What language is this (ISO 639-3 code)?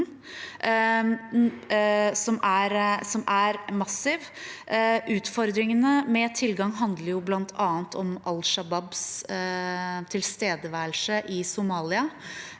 nor